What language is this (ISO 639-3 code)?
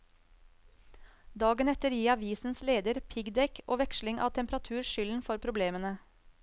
nor